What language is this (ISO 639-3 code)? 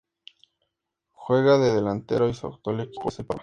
spa